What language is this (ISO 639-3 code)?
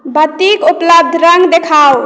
mai